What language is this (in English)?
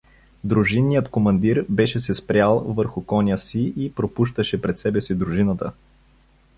Bulgarian